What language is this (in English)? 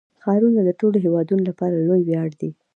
Pashto